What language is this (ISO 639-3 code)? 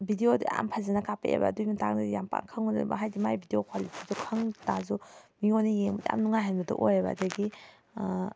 mni